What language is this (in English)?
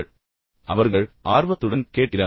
Tamil